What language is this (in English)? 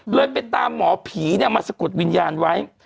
Thai